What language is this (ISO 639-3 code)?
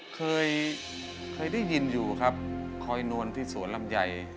tha